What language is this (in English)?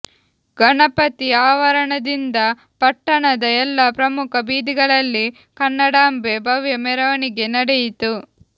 Kannada